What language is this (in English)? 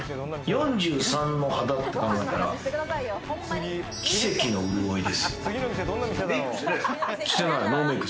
Japanese